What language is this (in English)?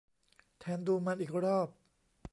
Thai